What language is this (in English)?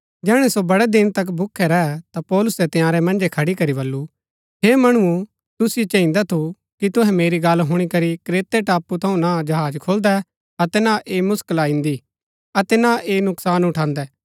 Gaddi